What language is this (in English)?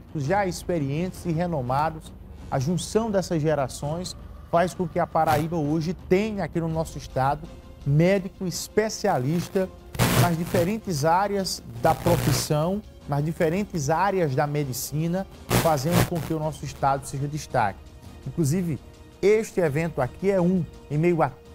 Portuguese